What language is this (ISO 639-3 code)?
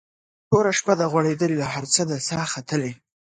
pus